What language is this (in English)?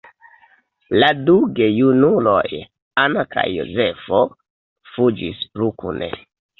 Esperanto